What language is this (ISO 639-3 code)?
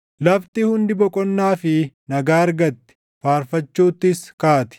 orm